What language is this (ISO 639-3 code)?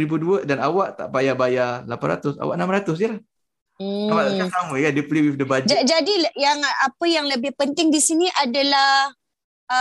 msa